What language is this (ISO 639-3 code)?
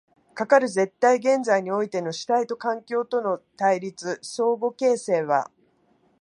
jpn